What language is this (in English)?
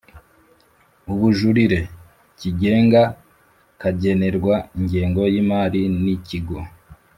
Kinyarwanda